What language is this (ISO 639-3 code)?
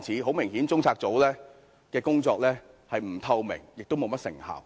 yue